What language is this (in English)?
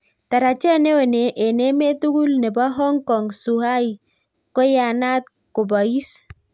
Kalenjin